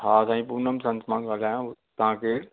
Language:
Sindhi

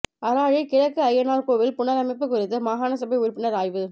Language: Tamil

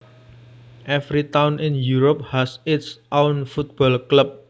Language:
Javanese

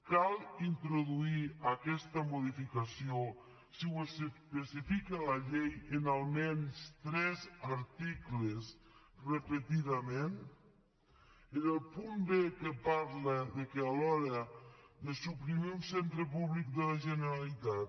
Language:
Catalan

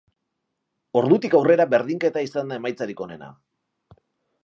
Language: Basque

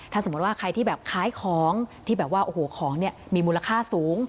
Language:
Thai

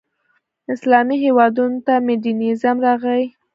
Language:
Pashto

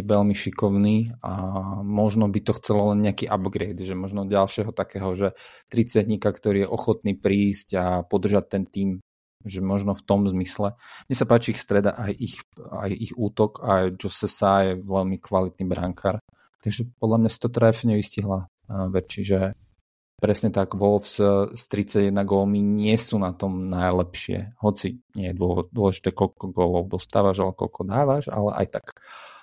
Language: Slovak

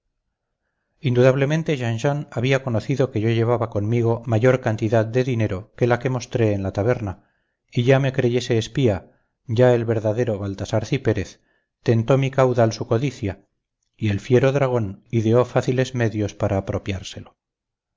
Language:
Spanish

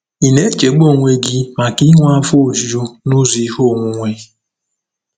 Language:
Igbo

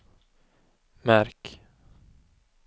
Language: Swedish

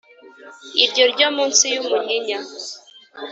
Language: Kinyarwanda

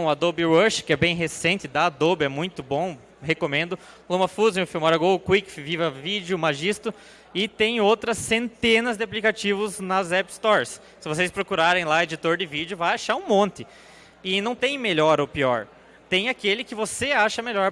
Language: Portuguese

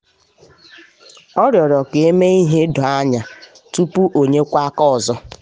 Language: Igbo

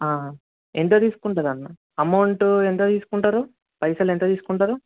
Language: Telugu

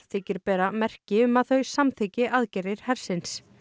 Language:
Icelandic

